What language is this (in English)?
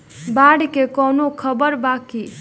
Bhojpuri